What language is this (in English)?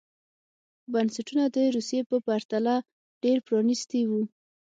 Pashto